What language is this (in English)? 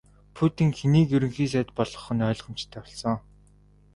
Mongolian